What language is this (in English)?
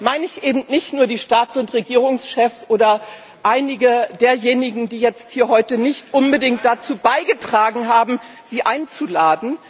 German